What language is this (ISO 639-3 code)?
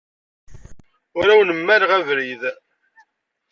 kab